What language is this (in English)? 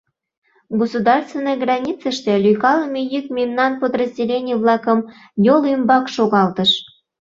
Mari